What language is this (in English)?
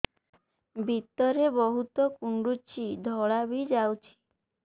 Odia